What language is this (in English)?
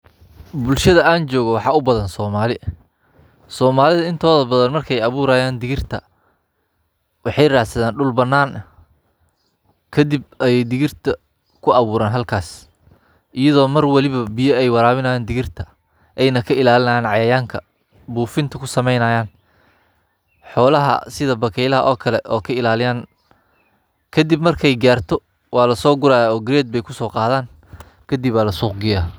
Somali